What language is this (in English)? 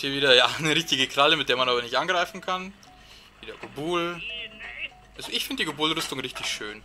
German